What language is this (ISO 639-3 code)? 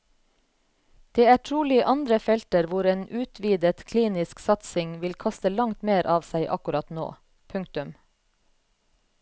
nor